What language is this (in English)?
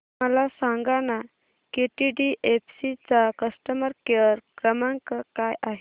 Marathi